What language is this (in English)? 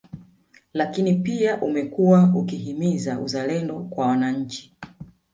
Swahili